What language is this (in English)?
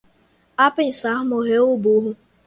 Portuguese